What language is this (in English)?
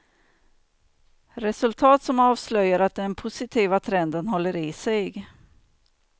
Swedish